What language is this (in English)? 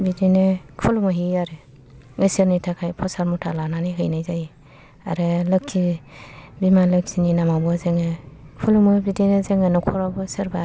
Bodo